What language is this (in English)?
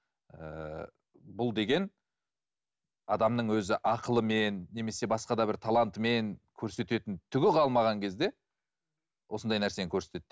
Kazakh